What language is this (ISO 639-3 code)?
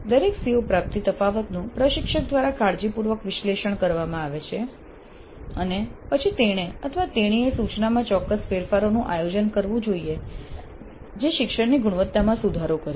guj